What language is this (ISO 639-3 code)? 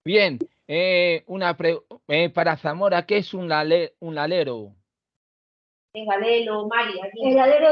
spa